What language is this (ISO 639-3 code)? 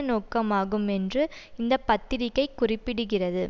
tam